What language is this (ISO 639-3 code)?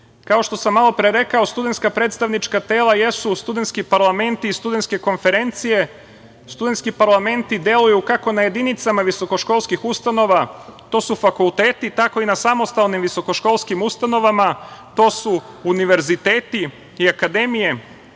srp